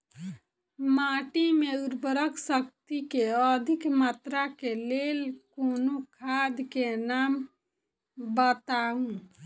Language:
Maithili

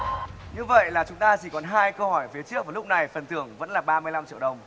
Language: Vietnamese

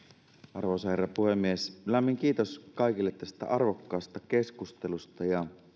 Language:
Finnish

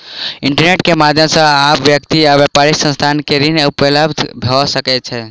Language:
Maithili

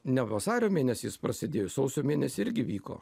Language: Lithuanian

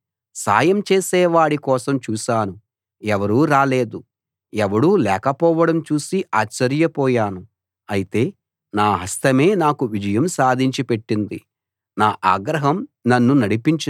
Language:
Telugu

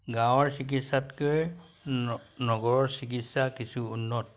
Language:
Assamese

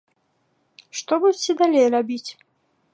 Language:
Belarusian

